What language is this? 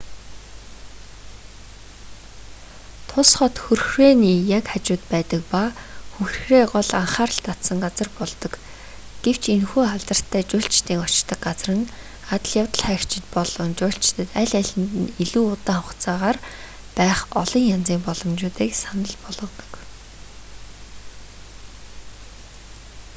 Mongolian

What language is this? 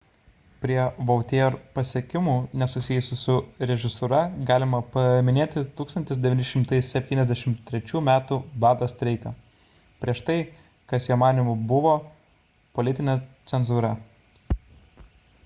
Lithuanian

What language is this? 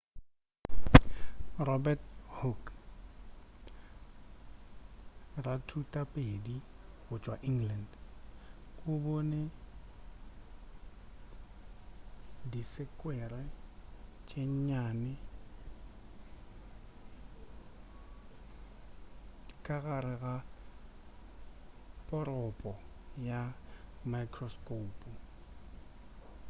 Northern Sotho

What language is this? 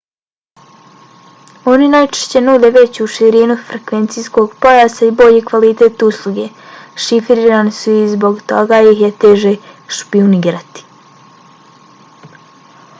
Bosnian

